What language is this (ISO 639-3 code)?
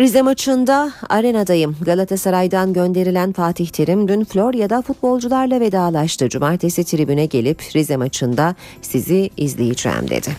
tur